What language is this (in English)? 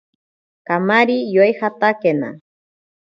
Ashéninka Perené